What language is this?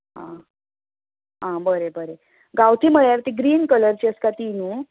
Konkani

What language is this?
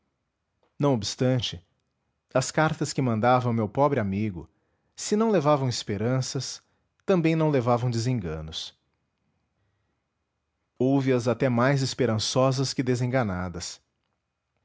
Portuguese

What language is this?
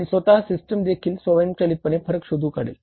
Marathi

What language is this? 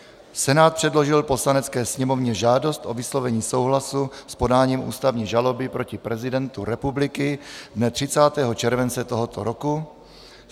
Czech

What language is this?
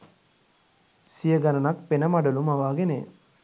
Sinhala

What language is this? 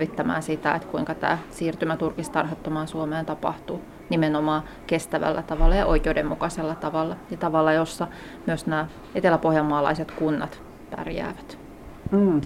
Finnish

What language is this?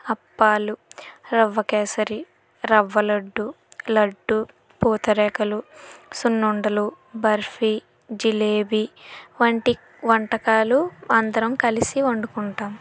Telugu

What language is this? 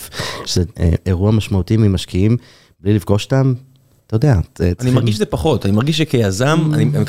Hebrew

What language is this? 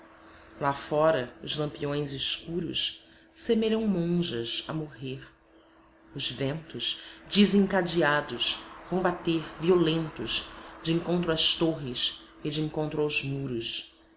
Portuguese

